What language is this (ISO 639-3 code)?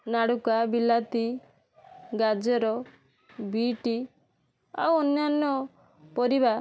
ori